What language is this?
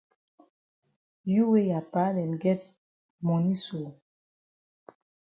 Cameroon Pidgin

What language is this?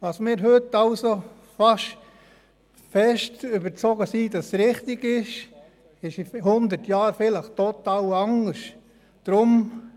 Swiss German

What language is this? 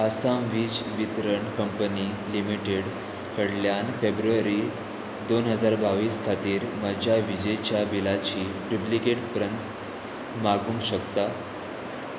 Konkani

